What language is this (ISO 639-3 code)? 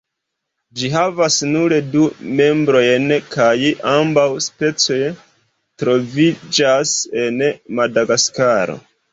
epo